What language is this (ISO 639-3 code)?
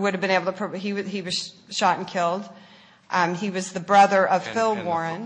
eng